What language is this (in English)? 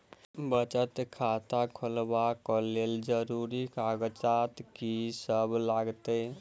Maithili